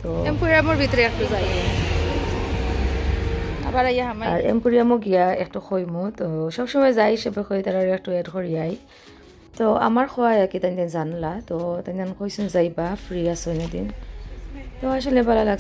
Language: Bangla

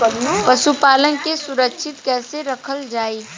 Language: Bhojpuri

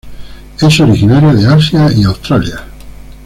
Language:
Spanish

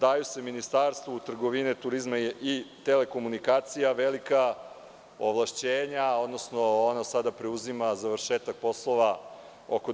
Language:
Serbian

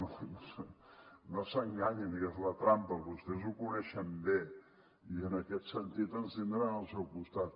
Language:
Catalan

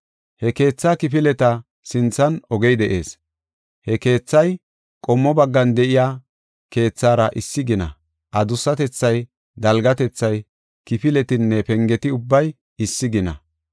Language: Gofa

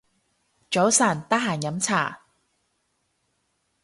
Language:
Cantonese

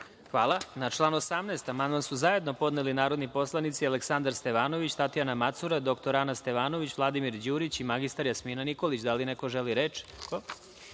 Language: Serbian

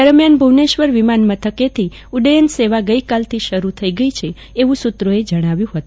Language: Gujarati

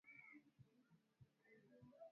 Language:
Swahili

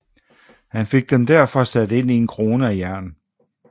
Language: Danish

